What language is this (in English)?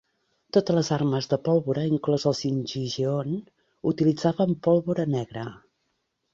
Catalan